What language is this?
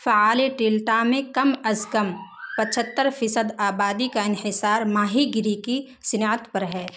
Urdu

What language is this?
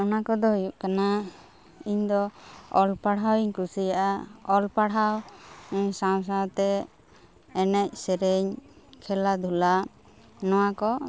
Santali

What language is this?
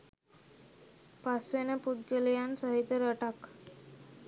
Sinhala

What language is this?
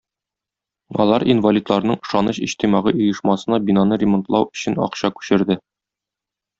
Tatar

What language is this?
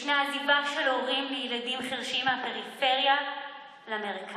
Hebrew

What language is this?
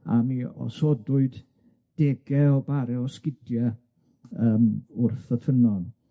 Welsh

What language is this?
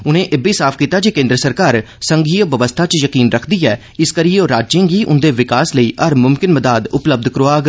Dogri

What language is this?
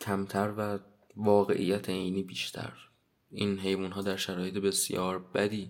Persian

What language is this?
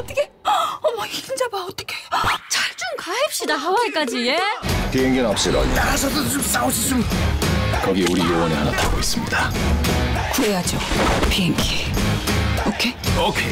Korean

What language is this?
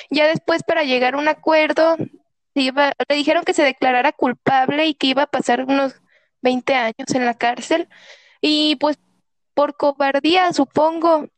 Spanish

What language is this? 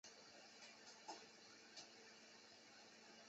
Chinese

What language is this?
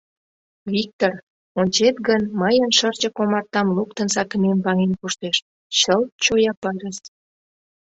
Mari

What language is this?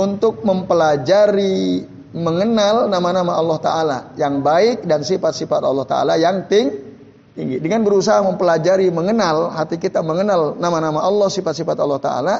Indonesian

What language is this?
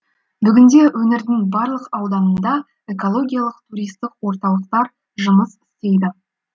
Kazakh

